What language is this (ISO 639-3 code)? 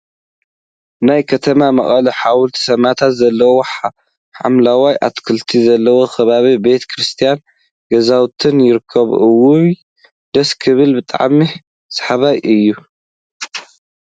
tir